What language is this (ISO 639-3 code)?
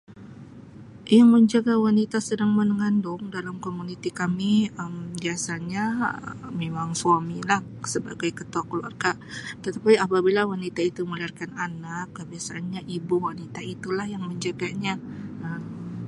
msi